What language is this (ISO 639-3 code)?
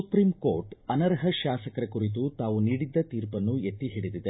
kan